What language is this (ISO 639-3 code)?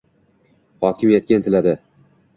uzb